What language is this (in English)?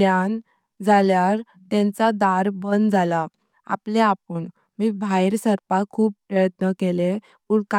Konkani